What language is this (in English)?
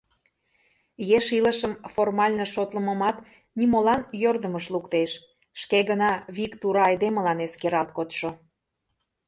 Mari